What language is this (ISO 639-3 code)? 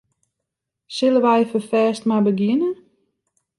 fry